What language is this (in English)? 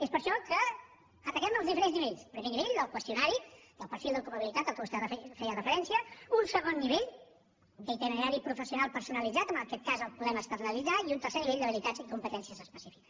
Catalan